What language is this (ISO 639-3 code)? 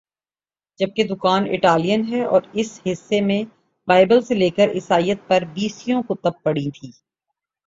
urd